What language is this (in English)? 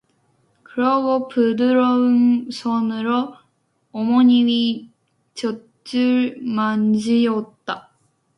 Korean